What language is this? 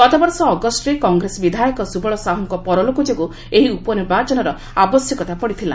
Odia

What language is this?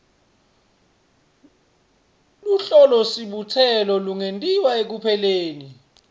Swati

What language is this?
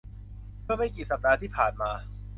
Thai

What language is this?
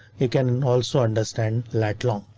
English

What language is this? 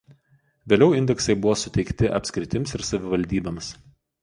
Lithuanian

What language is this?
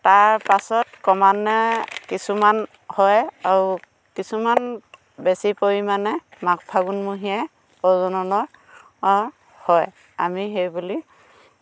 Assamese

